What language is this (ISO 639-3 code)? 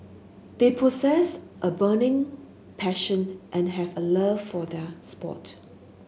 eng